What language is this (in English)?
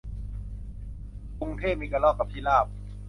Thai